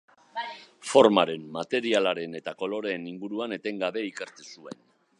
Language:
Basque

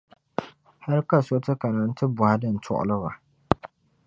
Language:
Dagbani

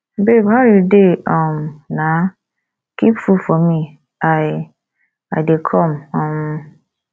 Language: Nigerian Pidgin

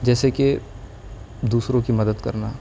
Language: Urdu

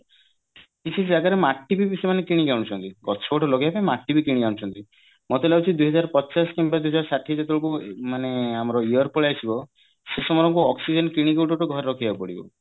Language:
Odia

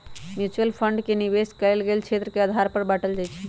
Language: Magahi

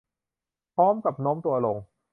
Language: Thai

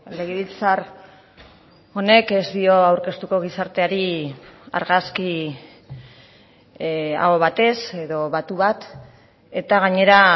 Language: Basque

